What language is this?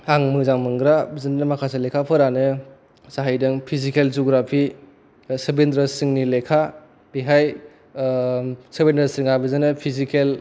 Bodo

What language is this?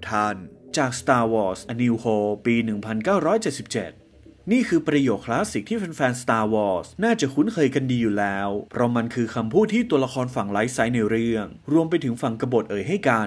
Thai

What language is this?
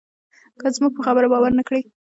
Pashto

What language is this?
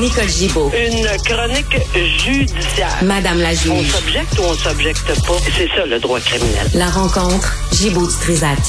French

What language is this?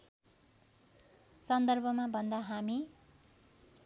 Nepali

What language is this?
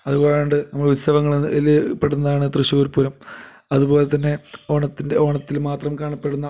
Malayalam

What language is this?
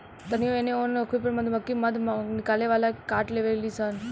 Bhojpuri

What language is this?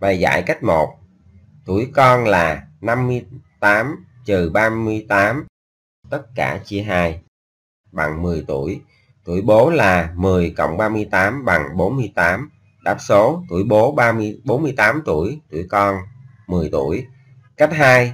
Vietnamese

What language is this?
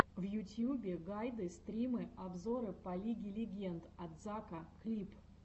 Russian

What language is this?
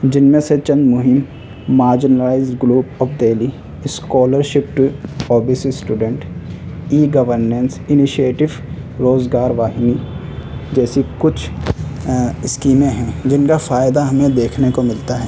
Urdu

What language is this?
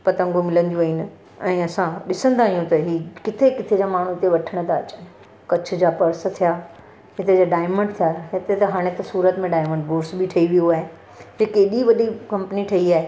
Sindhi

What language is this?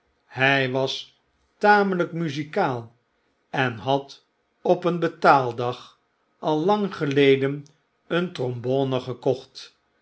Dutch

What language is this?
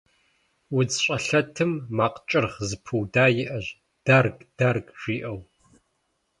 Kabardian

